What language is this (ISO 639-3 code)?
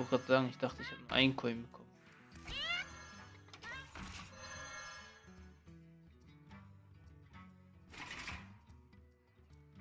deu